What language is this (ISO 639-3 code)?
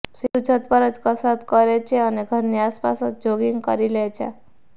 guj